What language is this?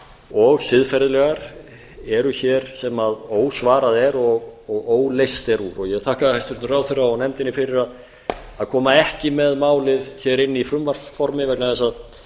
Icelandic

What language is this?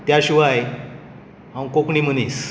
Konkani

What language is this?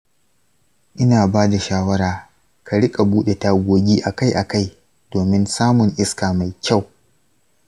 Hausa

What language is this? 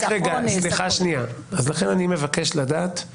Hebrew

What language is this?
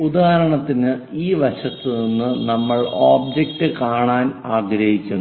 Malayalam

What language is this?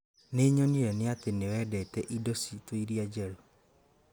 Kikuyu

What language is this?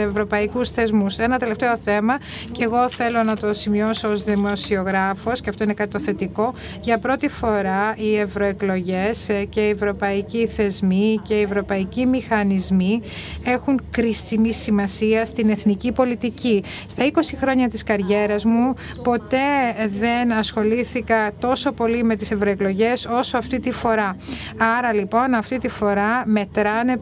Greek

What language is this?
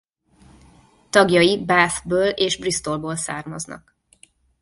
Hungarian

